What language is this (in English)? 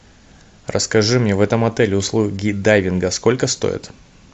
Russian